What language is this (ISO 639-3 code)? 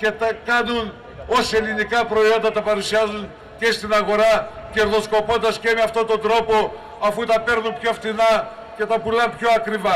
ell